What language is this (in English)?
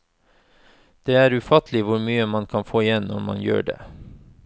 Norwegian